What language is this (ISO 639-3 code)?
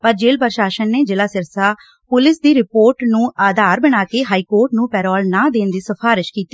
pan